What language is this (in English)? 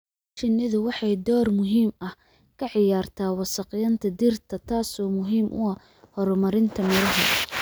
Somali